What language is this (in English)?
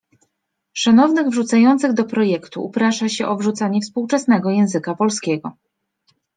Polish